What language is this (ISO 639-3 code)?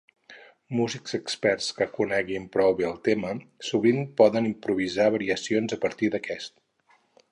cat